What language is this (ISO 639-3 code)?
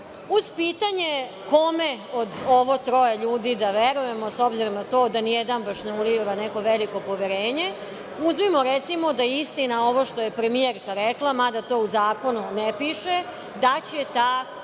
srp